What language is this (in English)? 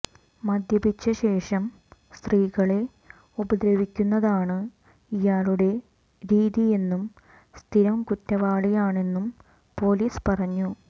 Malayalam